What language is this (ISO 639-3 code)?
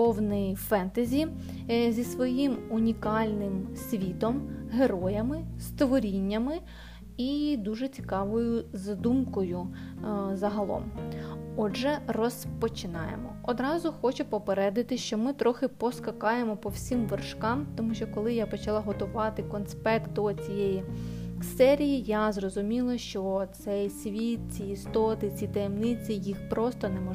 ukr